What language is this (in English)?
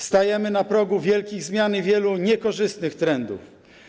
Polish